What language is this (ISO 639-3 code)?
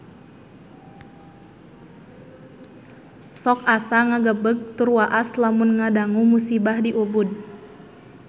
sun